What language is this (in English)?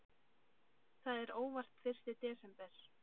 Icelandic